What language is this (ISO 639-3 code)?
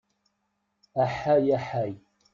kab